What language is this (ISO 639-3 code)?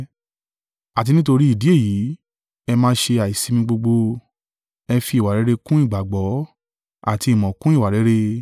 yor